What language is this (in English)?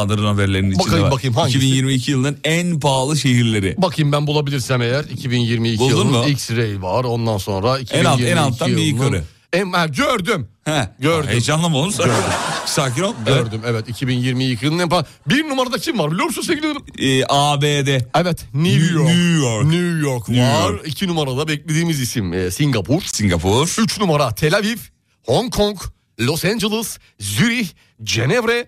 Turkish